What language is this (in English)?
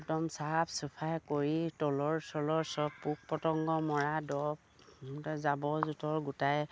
Assamese